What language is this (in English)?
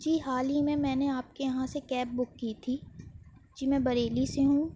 Urdu